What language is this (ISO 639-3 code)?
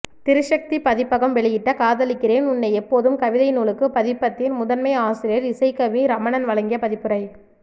tam